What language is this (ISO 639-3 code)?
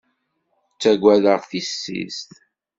kab